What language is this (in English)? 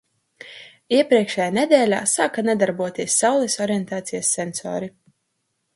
Latvian